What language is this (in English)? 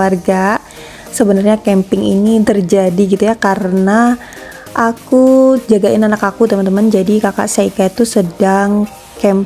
Indonesian